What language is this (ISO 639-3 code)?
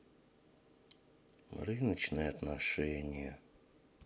rus